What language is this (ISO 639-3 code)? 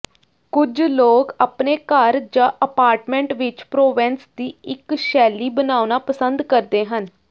pan